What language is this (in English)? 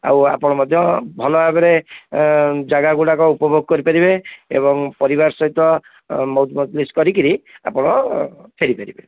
Odia